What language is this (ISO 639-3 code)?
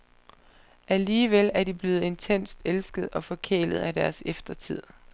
dan